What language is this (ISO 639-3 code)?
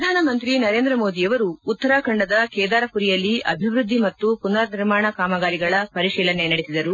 kan